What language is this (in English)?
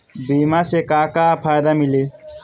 Bhojpuri